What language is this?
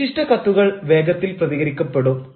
Malayalam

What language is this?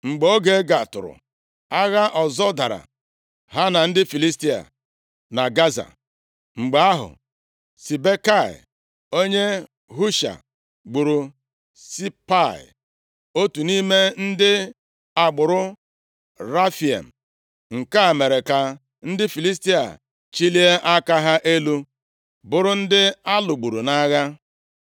Igbo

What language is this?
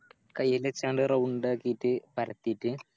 Malayalam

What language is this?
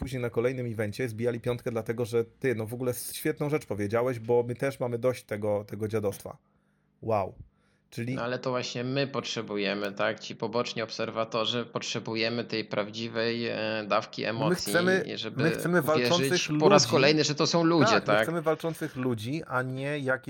Polish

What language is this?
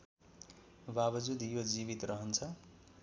Nepali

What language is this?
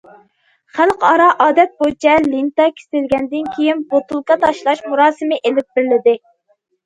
Uyghur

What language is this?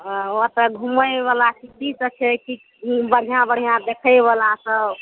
Maithili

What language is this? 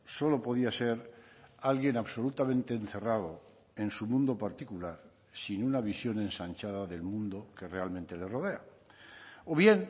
Spanish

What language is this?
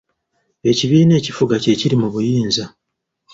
Ganda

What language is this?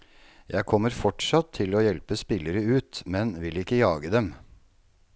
Norwegian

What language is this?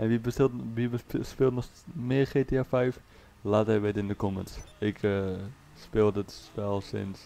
Dutch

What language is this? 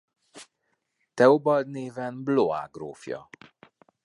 Hungarian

